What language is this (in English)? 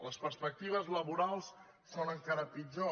Catalan